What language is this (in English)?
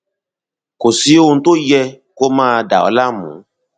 Yoruba